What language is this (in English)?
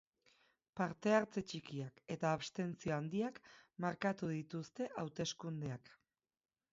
Basque